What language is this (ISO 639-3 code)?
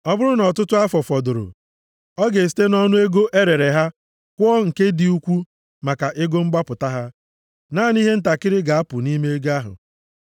ibo